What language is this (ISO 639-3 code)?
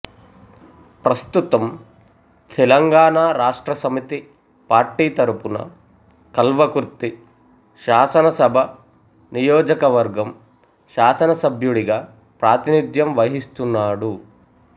tel